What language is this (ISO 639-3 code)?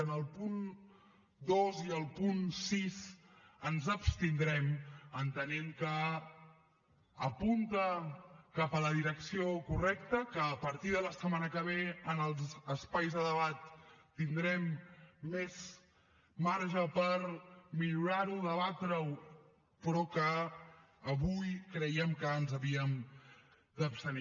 cat